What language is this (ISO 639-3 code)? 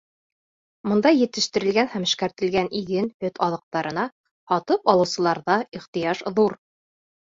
bak